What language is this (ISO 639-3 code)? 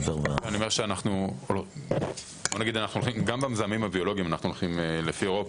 heb